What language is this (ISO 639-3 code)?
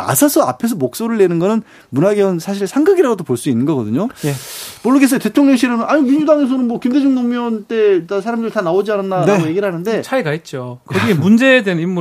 kor